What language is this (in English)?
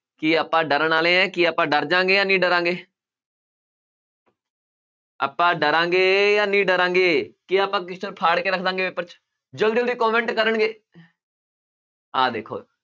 Punjabi